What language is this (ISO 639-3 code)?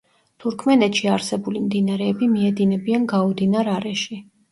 kat